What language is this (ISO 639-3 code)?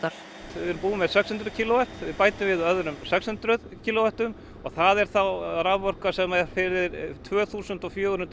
isl